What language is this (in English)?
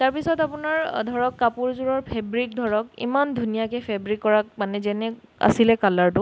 Assamese